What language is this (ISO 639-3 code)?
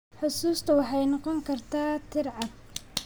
som